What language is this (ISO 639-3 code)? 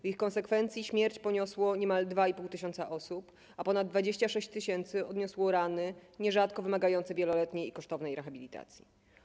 pol